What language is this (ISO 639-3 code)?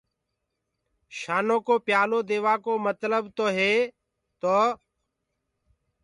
ggg